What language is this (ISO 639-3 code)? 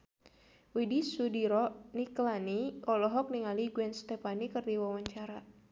sun